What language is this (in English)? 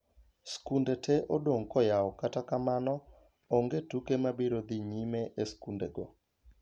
Luo (Kenya and Tanzania)